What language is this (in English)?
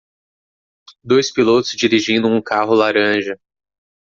Portuguese